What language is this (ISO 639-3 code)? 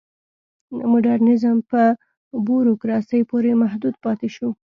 pus